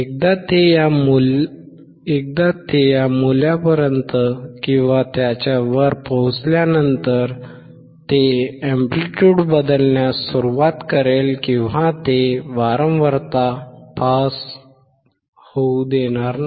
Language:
Marathi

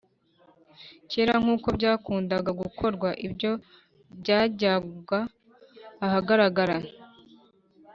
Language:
Kinyarwanda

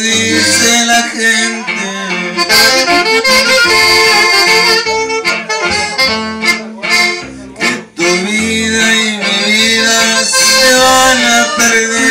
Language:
Greek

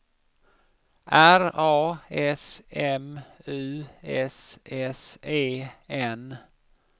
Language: Swedish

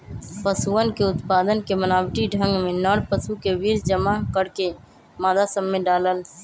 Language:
Magahi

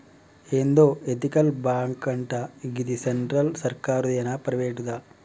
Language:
Telugu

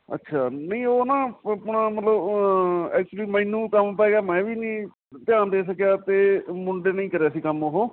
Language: Punjabi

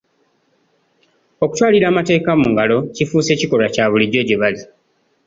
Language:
Ganda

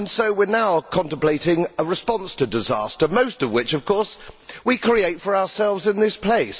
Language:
English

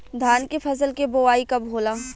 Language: Bhojpuri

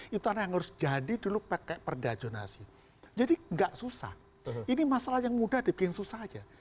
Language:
Indonesian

